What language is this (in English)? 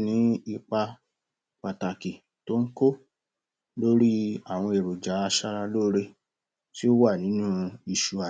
Yoruba